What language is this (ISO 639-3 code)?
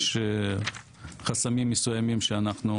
heb